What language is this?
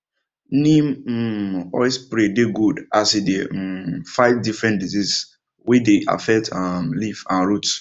Nigerian Pidgin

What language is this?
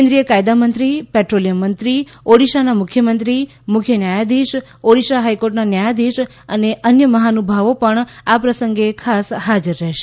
Gujarati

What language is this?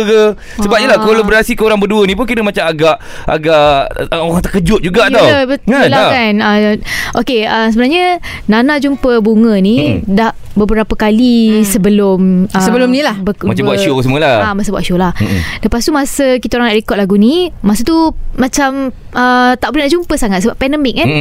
Malay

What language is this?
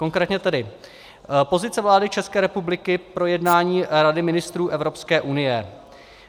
Czech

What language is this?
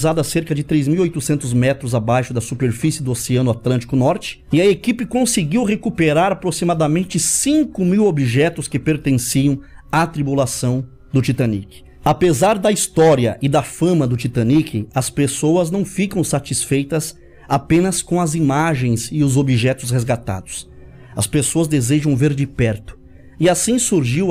Portuguese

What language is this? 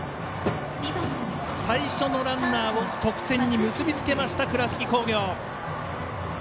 Japanese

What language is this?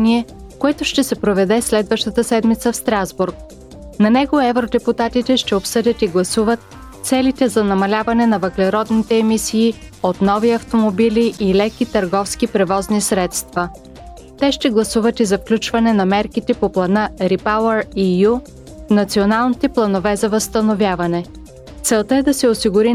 Bulgarian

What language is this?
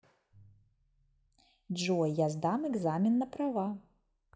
Russian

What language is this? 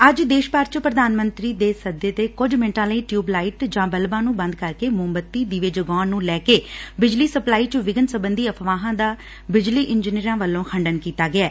Punjabi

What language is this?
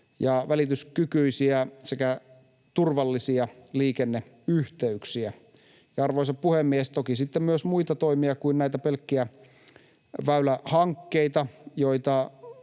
Finnish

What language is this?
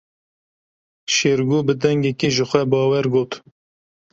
Kurdish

